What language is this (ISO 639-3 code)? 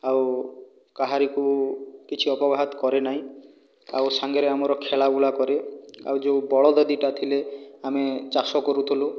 ori